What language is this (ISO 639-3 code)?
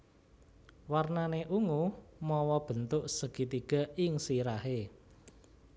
jav